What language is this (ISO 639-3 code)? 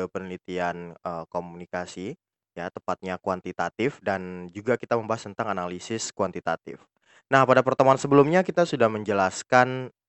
ind